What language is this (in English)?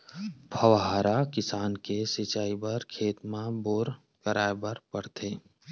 Chhattisgarhi